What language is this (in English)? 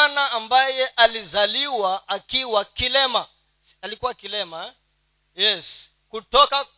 Swahili